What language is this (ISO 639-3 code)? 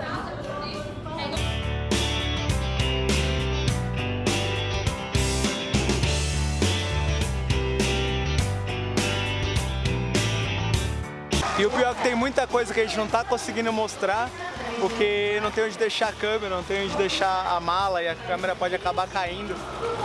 por